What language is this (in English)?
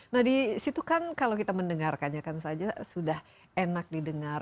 Indonesian